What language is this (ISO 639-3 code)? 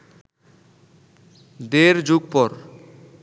ben